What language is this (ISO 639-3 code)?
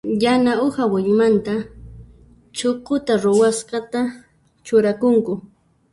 qxp